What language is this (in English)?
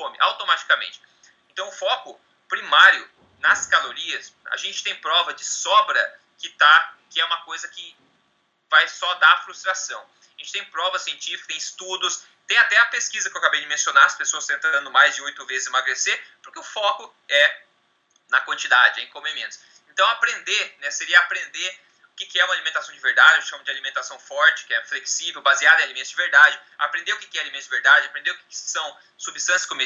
Portuguese